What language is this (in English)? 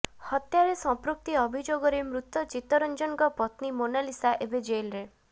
Odia